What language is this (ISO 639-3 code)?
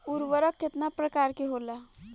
bho